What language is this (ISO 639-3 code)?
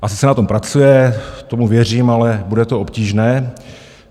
ces